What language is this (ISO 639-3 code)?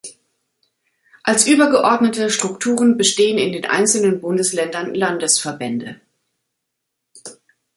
deu